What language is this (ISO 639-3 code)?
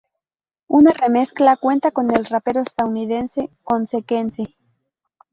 spa